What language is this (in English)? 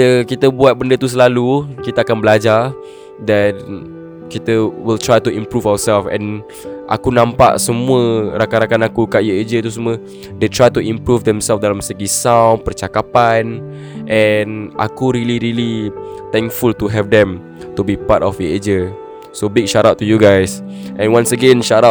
Malay